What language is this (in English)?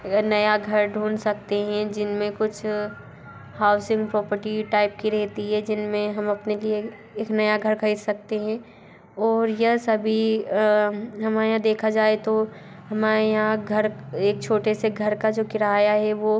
Hindi